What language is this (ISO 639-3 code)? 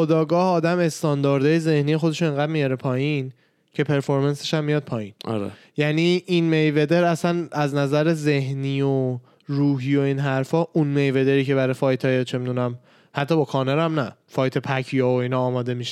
fas